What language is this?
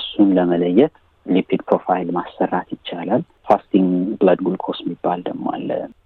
Amharic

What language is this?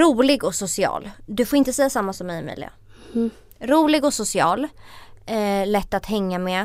Swedish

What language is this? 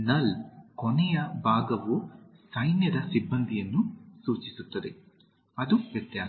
Kannada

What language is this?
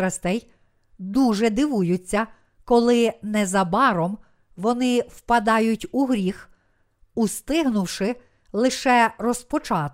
Ukrainian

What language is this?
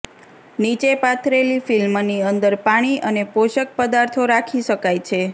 Gujarati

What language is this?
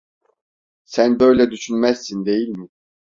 Turkish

